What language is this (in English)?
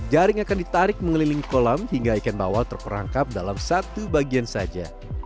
Indonesian